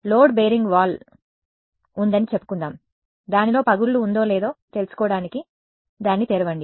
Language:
Telugu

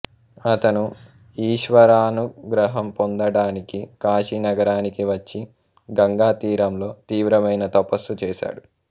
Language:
Telugu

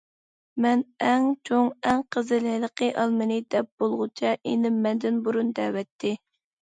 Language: Uyghur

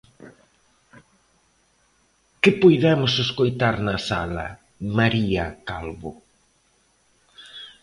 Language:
Galician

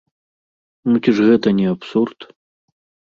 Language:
Belarusian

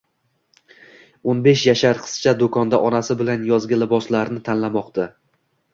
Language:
Uzbek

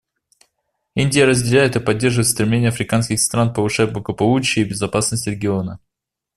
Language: Russian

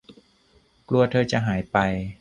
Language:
Thai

